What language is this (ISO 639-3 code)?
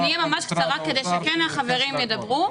heb